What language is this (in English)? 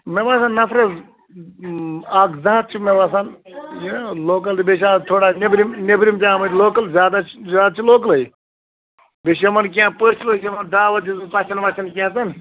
Kashmiri